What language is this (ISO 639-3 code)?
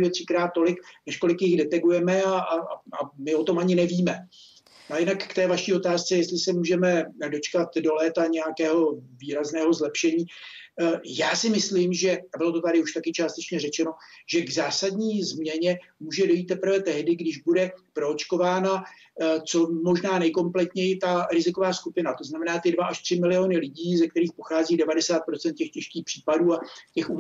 ces